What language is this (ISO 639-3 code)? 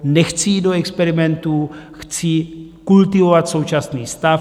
ces